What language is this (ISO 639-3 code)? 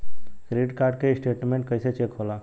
bho